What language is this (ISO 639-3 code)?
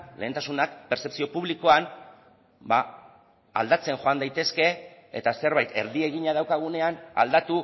eus